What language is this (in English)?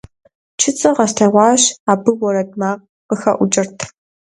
Kabardian